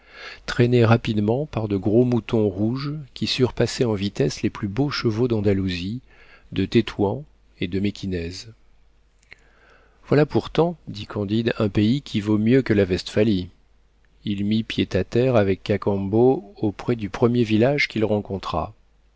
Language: French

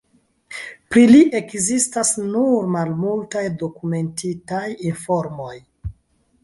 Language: Esperanto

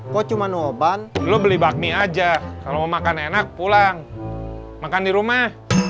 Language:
Indonesian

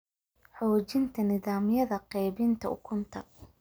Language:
Somali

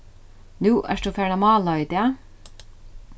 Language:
Faroese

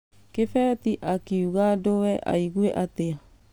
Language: Kikuyu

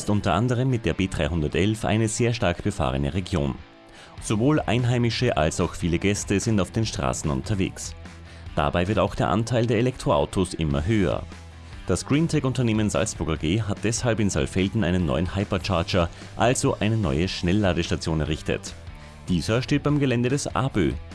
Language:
German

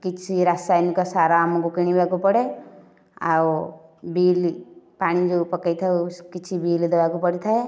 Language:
Odia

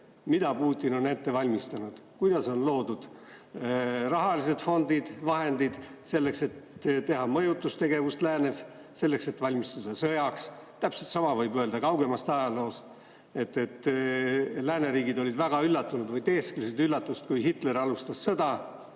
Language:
Estonian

